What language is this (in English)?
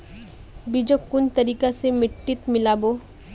Magahi